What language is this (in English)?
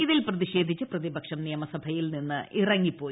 Malayalam